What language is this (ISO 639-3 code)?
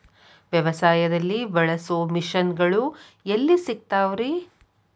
kan